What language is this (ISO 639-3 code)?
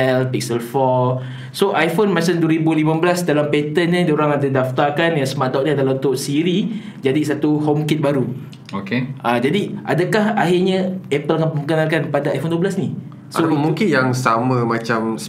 msa